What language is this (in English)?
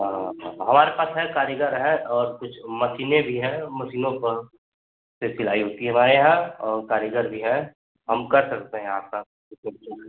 Hindi